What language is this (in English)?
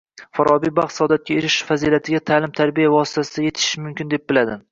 Uzbek